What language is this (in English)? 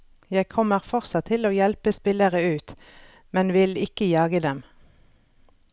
Norwegian